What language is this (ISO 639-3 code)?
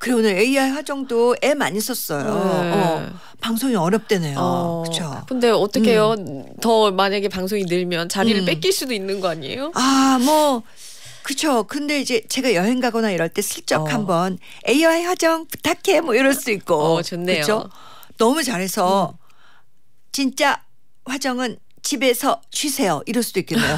kor